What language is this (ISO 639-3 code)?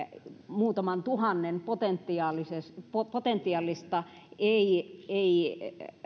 fin